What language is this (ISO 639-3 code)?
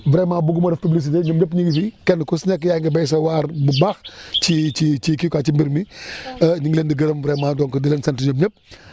wol